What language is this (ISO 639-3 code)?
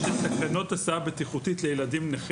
heb